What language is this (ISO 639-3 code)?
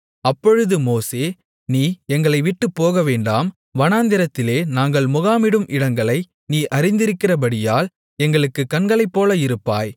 tam